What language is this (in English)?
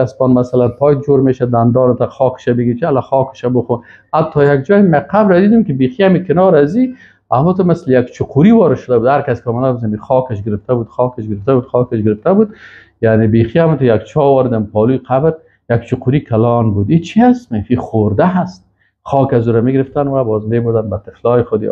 Persian